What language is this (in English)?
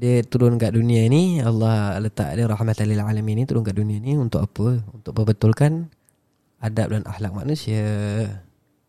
Malay